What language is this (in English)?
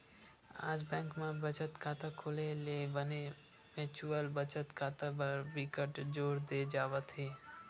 Chhattisgarhi